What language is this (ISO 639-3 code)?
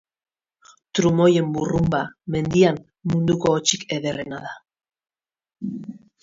eus